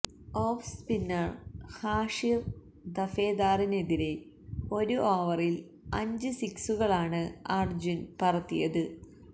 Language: Malayalam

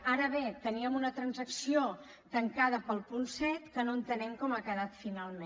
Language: Catalan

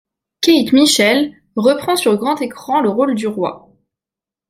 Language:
French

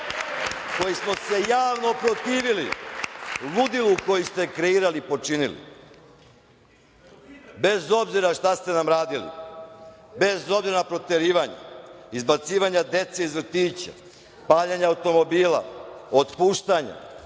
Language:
Serbian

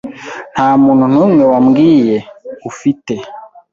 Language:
Kinyarwanda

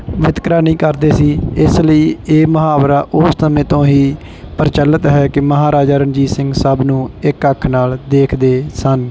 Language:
Punjabi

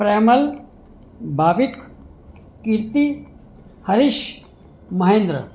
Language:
Gujarati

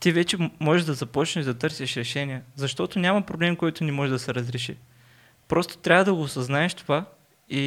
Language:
Bulgarian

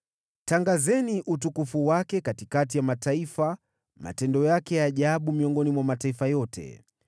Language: Swahili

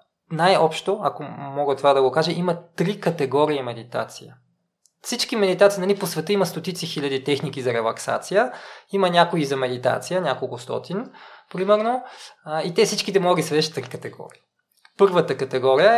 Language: Bulgarian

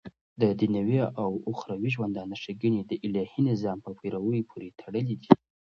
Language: Pashto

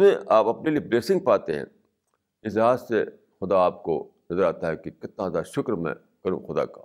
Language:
Urdu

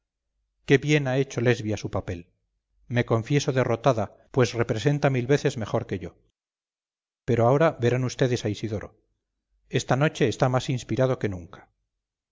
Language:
Spanish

